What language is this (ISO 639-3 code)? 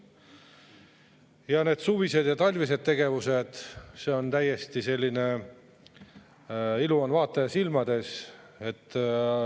est